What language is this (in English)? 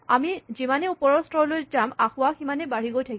Assamese